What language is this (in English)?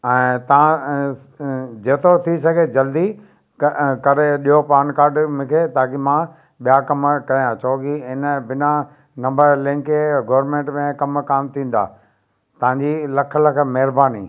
Sindhi